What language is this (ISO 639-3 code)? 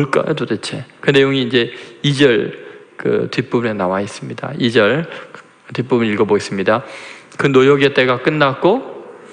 kor